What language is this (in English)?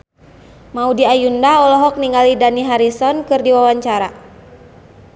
Sundanese